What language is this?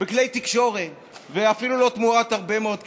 Hebrew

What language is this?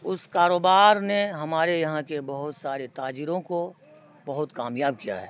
Urdu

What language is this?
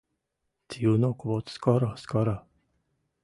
Western Mari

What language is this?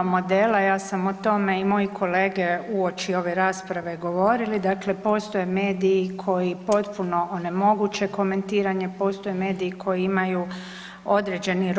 Croatian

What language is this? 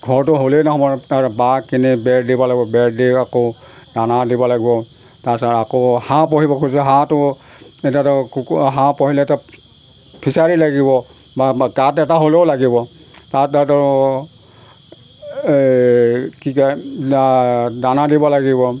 Assamese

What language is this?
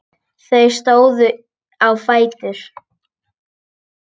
Icelandic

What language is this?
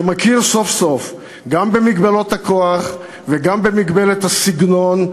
Hebrew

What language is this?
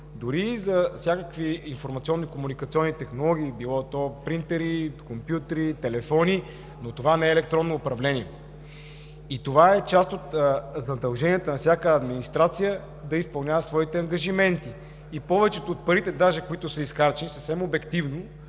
Bulgarian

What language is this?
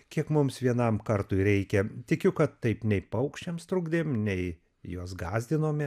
Lithuanian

